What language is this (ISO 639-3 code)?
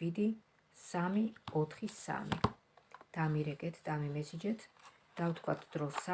rus